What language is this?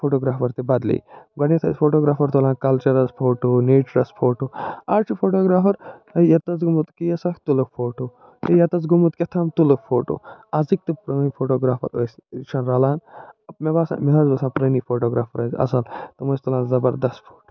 Kashmiri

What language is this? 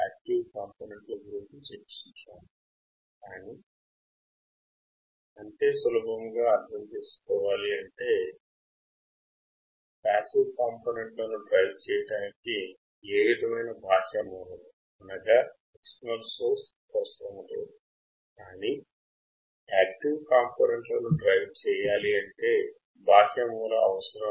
Telugu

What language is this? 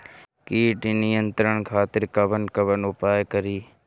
Bhojpuri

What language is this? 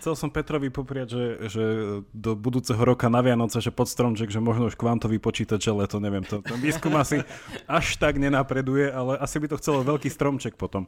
Slovak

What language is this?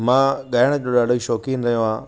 Sindhi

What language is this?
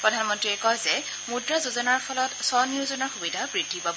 Assamese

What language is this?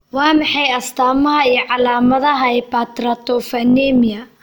Somali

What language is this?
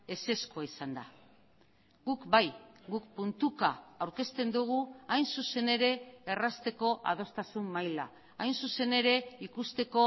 Basque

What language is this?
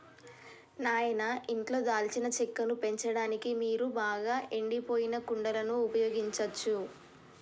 Telugu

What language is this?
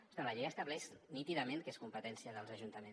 Catalan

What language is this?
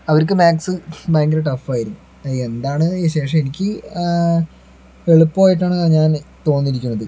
Malayalam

